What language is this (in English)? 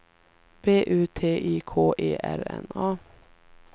Swedish